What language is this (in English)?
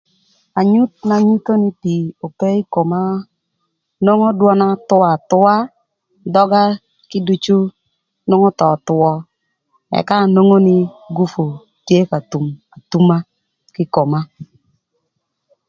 Thur